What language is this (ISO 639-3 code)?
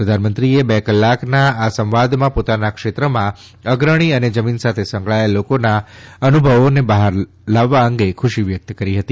guj